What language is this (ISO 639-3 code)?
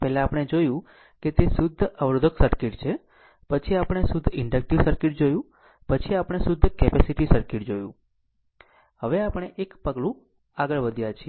guj